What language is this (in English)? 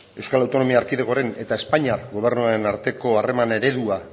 Basque